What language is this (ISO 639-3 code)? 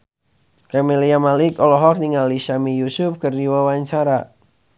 sun